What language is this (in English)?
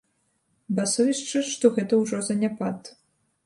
Belarusian